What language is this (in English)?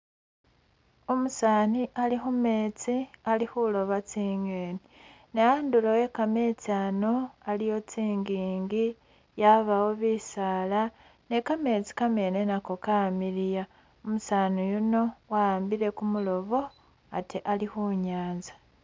Masaaba